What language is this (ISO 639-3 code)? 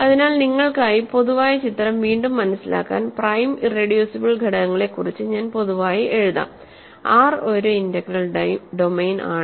mal